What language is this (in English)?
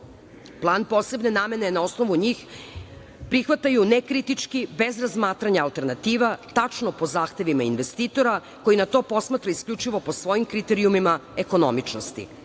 Serbian